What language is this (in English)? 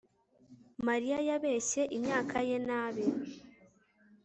Kinyarwanda